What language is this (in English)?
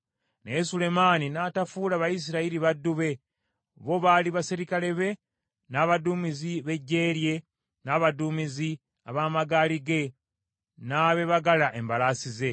Ganda